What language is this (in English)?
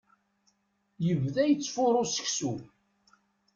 Kabyle